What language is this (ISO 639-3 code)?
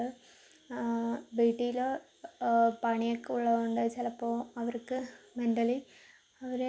mal